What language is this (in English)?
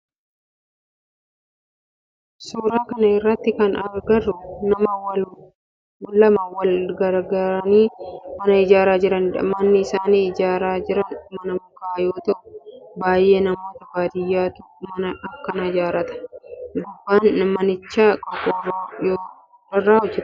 Oromo